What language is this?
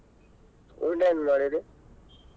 Kannada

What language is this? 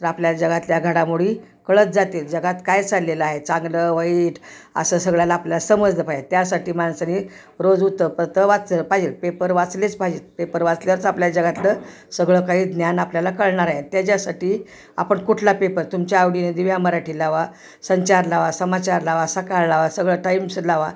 Marathi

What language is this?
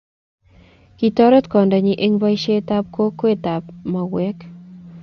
Kalenjin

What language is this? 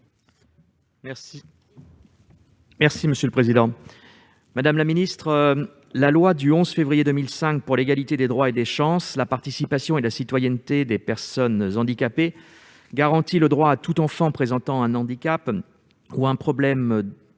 French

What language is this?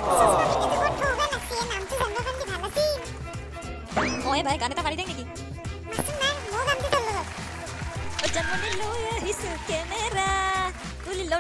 Korean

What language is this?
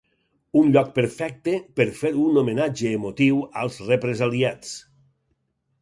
Catalan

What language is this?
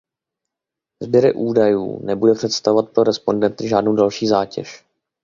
Czech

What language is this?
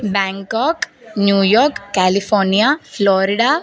Sanskrit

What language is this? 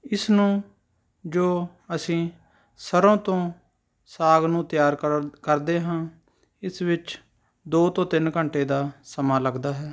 Punjabi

